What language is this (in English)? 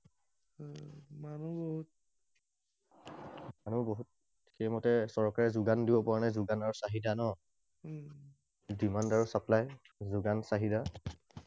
Assamese